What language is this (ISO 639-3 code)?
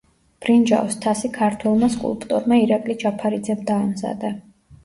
kat